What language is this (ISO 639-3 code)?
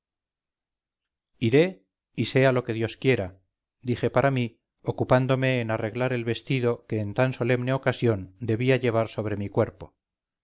spa